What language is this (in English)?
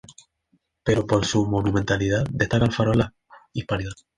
Spanish